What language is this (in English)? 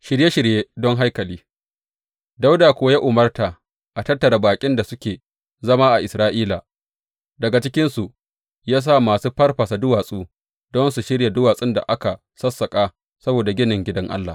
Hausa